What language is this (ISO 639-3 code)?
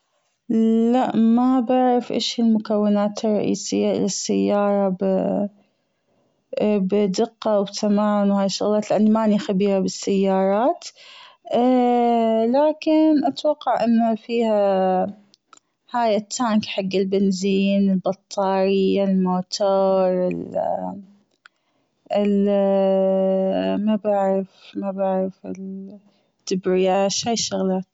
afb